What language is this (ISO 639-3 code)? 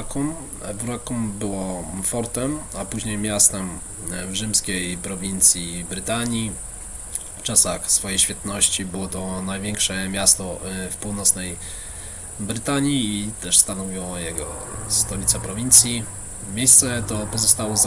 pol